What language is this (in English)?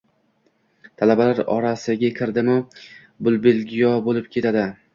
Uzbek